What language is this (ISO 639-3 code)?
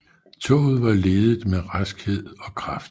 dan